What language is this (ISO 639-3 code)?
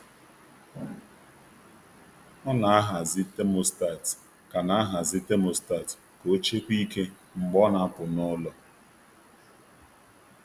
ibo